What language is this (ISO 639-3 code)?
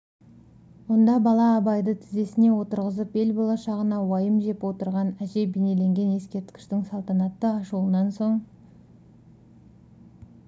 kaz